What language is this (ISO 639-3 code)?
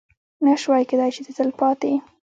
pus